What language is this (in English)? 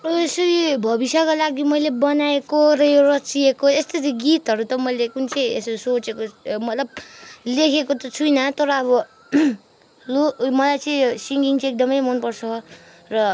Nepali